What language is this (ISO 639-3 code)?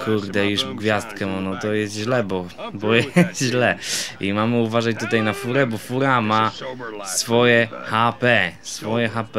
pol